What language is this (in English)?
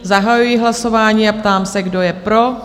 Czech